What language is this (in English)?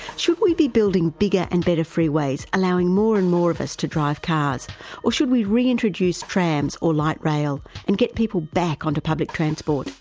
English